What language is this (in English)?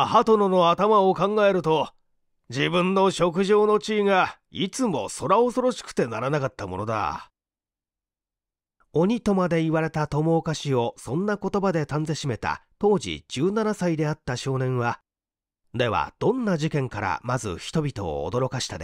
Japanese